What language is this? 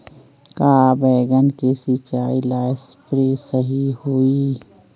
Magahi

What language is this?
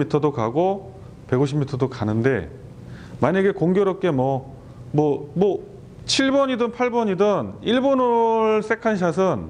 Korean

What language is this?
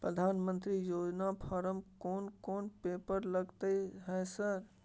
Maithili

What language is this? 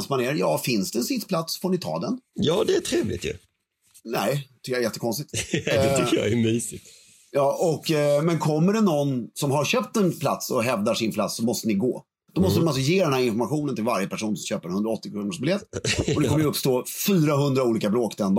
Swedish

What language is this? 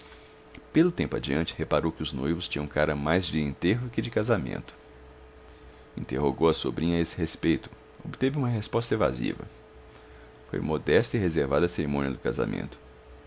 Portuguese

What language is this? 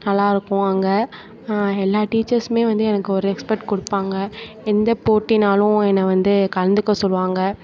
Tamil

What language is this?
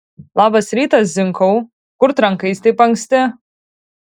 Lithuanian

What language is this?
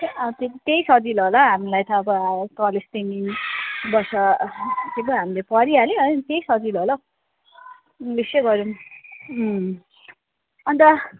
Nepali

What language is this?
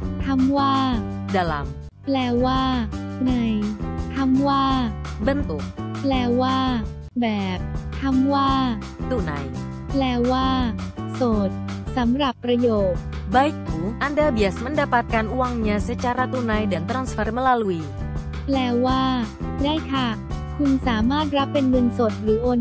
Thai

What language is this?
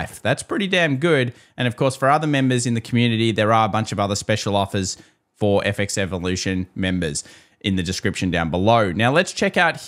English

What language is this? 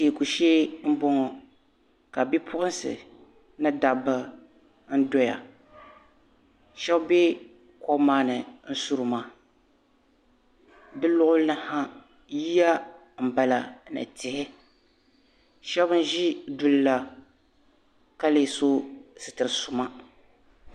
Dagbani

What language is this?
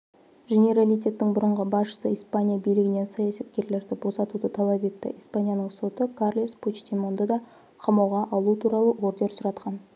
Kazakh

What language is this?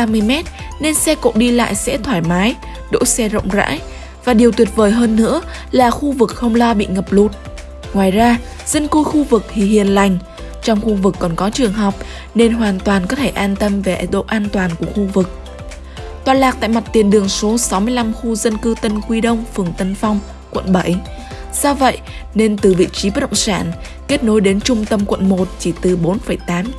Vietnamese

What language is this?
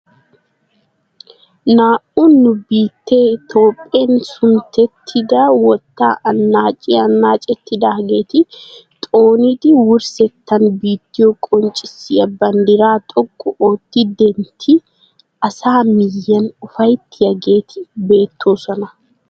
Wolaytta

